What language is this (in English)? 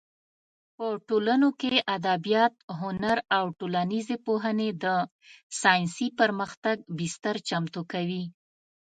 Pashto